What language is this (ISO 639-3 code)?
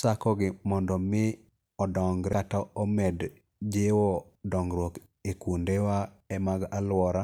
luo